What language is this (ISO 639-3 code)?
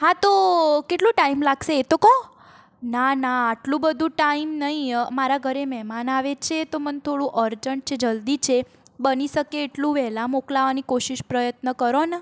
guj